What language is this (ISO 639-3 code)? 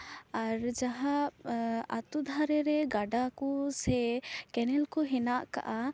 sat